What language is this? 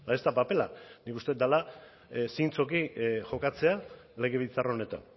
Basque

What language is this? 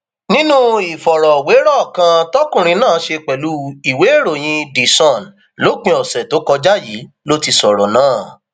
Yoruba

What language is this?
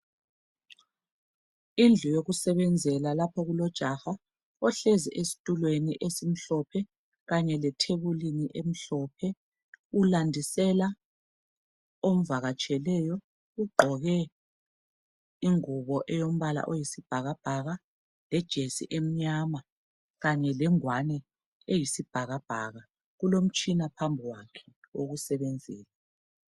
North Ndebele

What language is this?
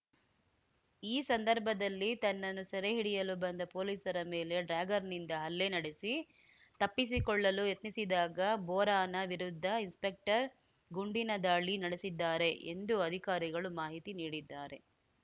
Kannada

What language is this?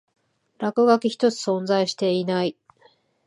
Japanese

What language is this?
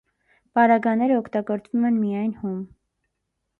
Armenian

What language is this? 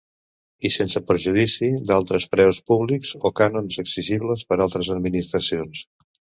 Catalan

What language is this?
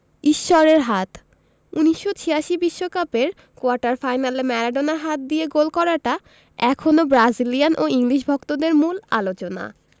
Bangla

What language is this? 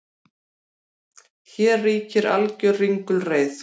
Icelandic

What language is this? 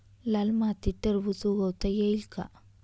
Marathi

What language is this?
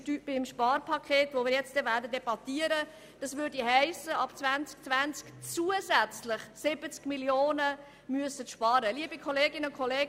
Swiss German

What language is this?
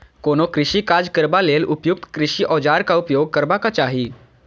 Maithili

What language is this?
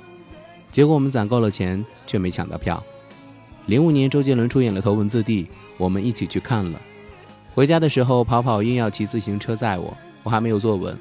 Chinese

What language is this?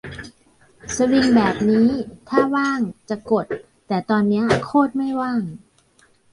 Thai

